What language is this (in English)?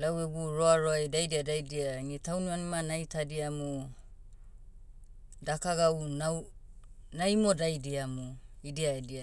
Motu